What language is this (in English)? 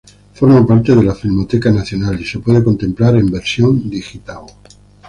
Spanish